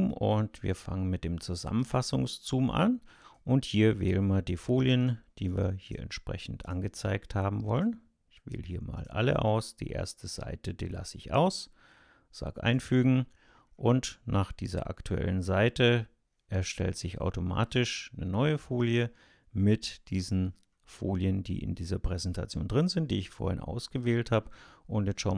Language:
German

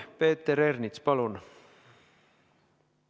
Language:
Estonian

